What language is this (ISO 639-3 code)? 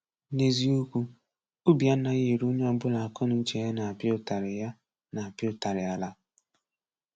ibo